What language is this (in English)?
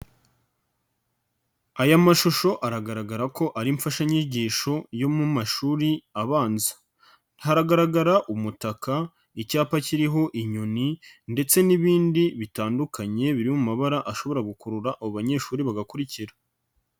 Kinyarwanda